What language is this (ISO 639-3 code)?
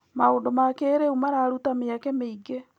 kik